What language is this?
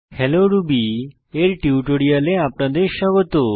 Bangla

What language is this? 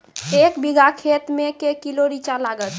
Maithili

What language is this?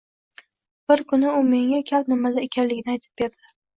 Uzbek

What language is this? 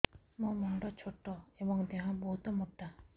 Odia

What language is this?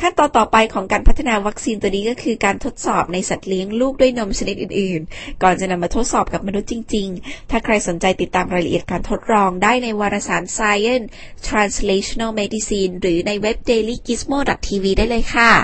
Thai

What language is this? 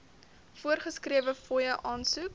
Afrikaans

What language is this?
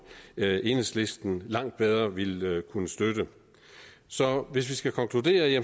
Danish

